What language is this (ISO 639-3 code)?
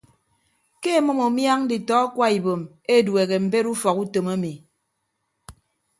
ibb